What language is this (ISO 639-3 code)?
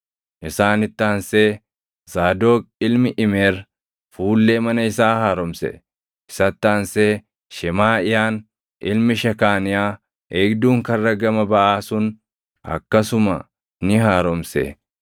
orm